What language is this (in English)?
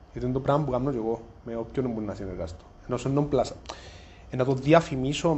Greek